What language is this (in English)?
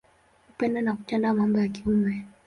Swahili